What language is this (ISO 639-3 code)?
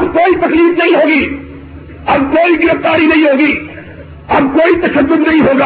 urd